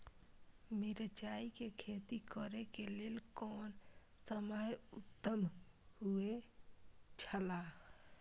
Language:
Maithili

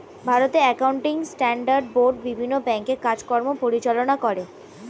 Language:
Bangla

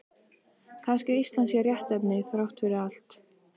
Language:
Icelandic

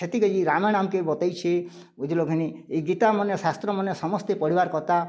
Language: Odia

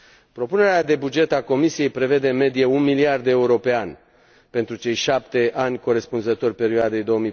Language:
Romanian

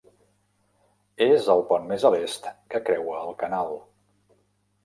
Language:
Catalan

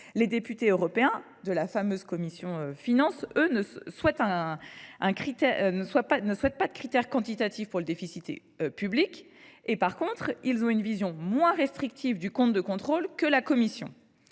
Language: French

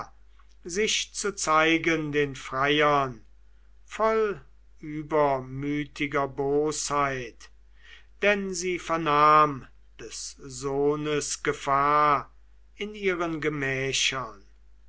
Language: German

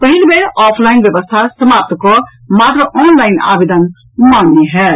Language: Maithili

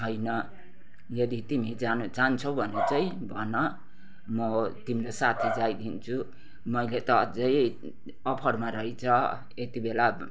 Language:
Nepali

